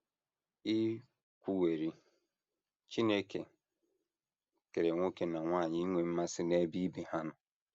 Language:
Igbo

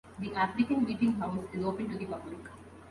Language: English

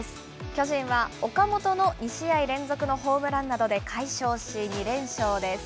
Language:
Japanese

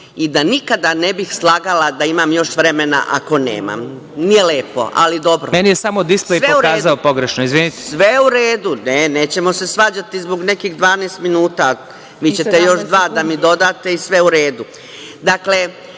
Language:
Serbian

